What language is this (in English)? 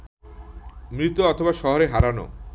Bangla